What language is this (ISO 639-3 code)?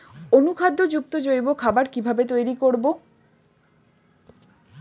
ben